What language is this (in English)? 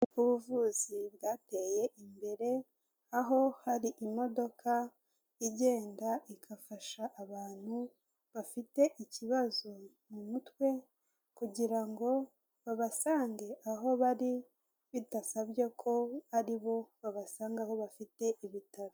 Kinyarwanda